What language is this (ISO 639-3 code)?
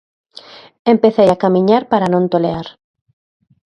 glg